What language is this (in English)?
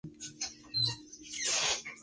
Spanish